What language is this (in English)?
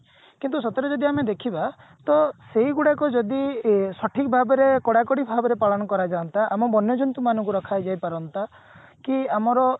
Odia